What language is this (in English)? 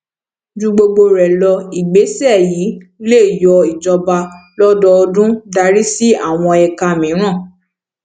Yoruba